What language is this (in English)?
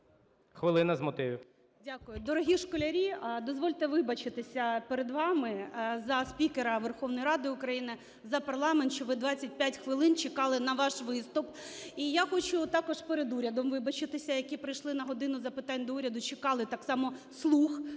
Ukrainian